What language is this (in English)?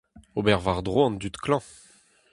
Breton